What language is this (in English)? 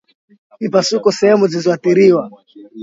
Swahili